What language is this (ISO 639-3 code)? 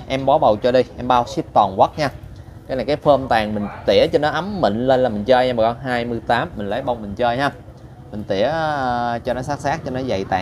vie